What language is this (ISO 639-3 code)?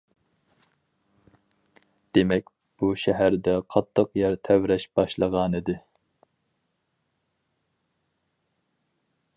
uig